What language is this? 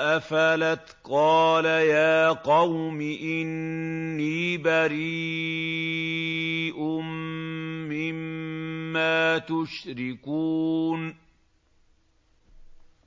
Arabic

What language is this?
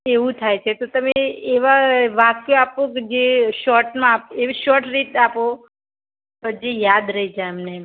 Gujarati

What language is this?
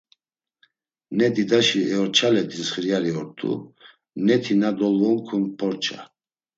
Laz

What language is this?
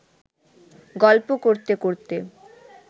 Bangla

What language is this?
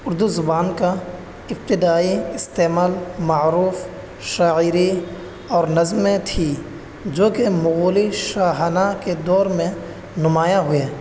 Urdu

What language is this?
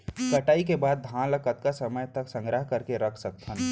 Chhattisgarhi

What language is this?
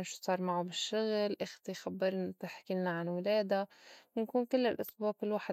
North Levantine Arabic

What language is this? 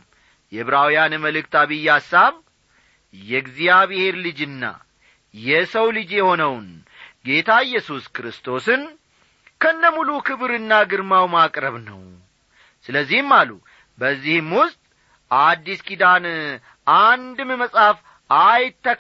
Amharic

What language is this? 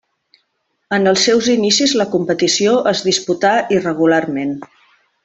Catalan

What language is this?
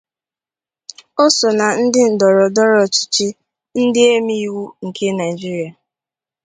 Igbo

